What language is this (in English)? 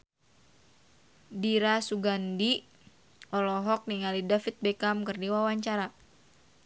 Sundanese